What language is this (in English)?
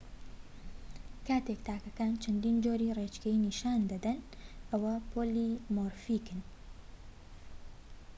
Central Kurdish